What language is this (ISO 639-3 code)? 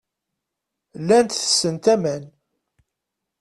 kab